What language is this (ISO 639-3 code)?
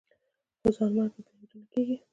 pus